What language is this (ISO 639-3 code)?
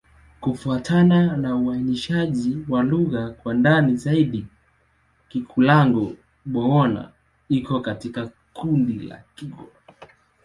swa